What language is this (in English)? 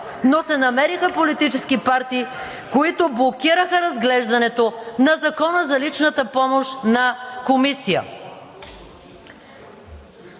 Bulgarian